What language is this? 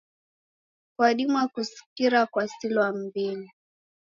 Taita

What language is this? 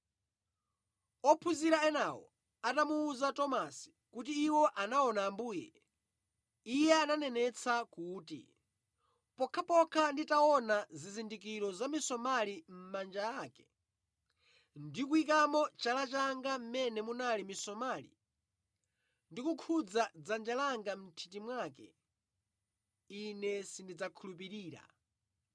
Nyanja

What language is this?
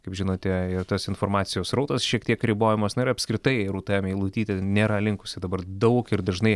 Lithuanian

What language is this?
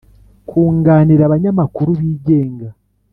Kinyarwanda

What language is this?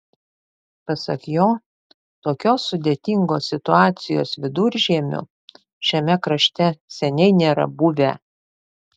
Lithuanian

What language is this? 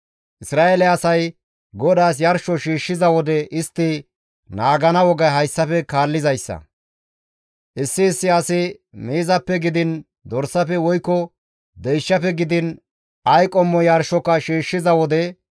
Gamo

